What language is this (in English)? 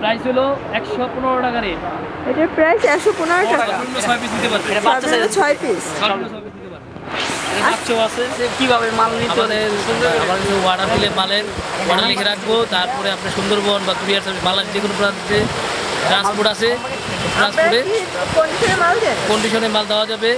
Hindi